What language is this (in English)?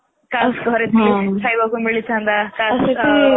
Odia